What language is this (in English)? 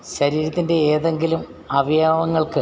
Malayalam